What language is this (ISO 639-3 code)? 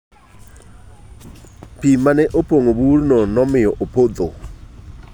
luo